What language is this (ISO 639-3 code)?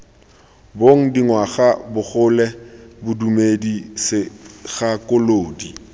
tsn